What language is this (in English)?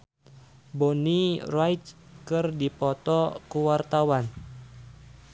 Sundanese